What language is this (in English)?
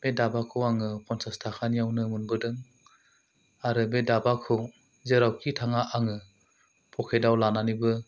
Bodo